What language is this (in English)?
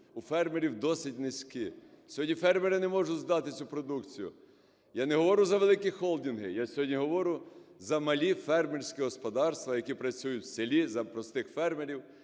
Ukrainian